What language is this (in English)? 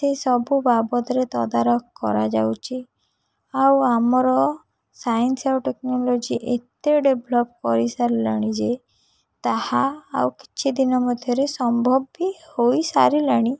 Odia